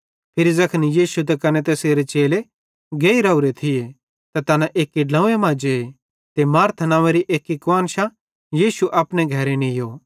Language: Bhadrawahi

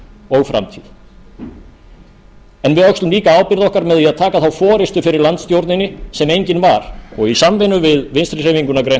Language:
Icelandic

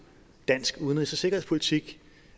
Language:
Danish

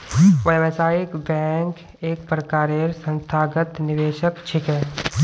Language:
Magahi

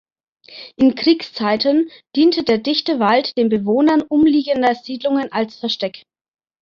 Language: German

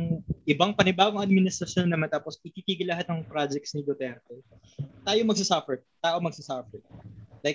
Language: Filipino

